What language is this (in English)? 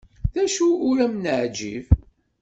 Kabyle